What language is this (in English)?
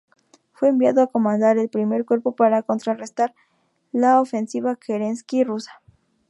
Spanish